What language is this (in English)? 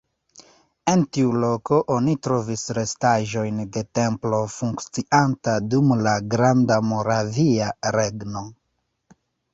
Esperanto